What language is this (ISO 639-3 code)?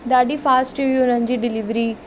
snd